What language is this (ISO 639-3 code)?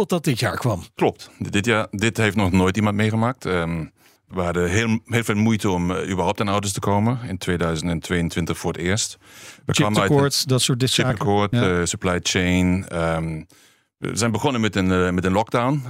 nld